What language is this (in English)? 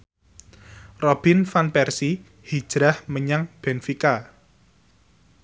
Javanese